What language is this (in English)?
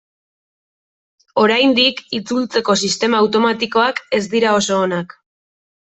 Basque